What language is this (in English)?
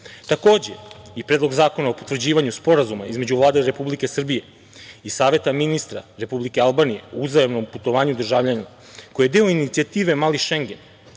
Serbian